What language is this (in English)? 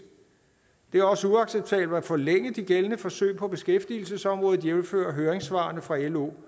Danish